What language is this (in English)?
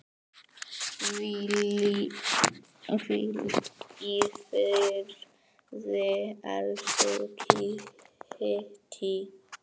Icelandic